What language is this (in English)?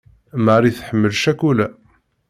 Kabyle